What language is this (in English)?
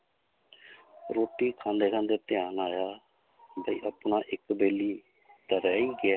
Punjabi